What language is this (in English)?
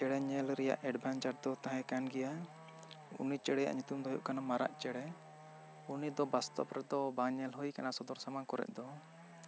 Santali